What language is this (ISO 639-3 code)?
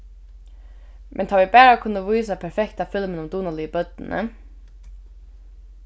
fao